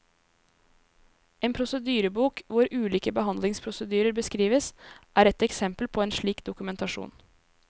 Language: Norwegian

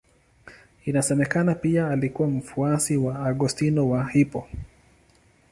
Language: Swahili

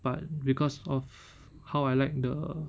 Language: English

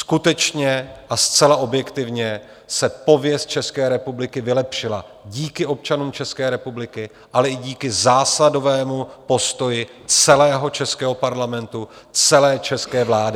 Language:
Czech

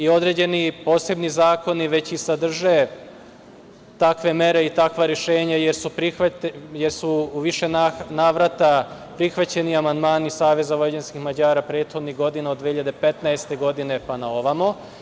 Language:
Serbian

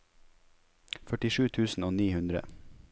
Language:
Norwegian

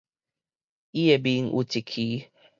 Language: Min Nan Chinese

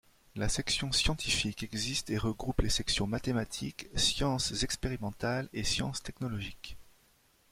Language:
French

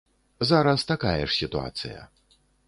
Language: Belarusian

